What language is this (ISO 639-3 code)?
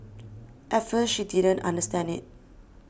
eng